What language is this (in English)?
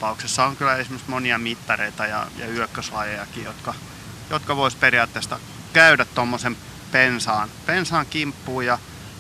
Finnish